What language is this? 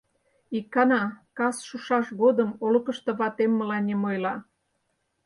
Mari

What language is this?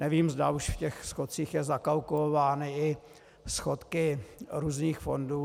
Czech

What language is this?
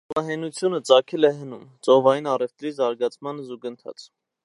Armenian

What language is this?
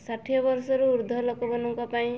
Odia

